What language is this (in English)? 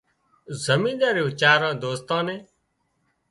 Wadiyara Koli